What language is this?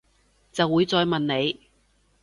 Cantonese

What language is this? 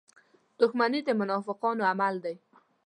Pashto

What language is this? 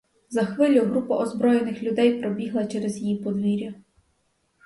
Ukrainian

